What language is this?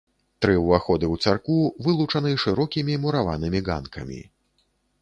Belarusian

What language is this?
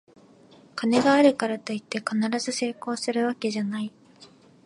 Japanese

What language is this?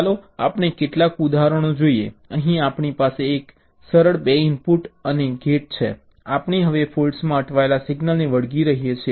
Gujarati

